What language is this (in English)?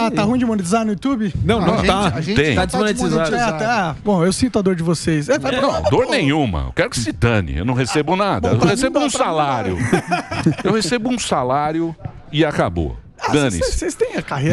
Portuguese